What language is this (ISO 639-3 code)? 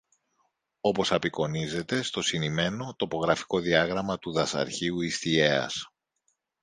ell